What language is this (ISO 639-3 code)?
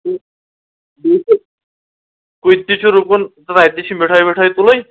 kas